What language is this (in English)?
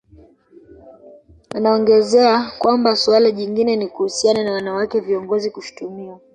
Swahili